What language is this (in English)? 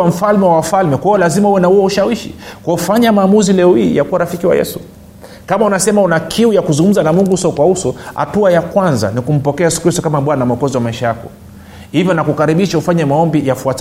Swahili